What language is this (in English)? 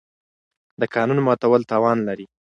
Pashto